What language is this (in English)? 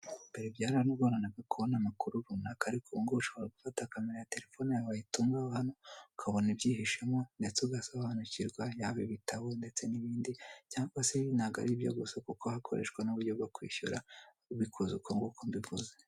Kinyarwanda